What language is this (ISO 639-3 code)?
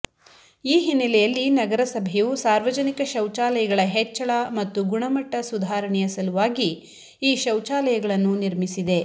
kan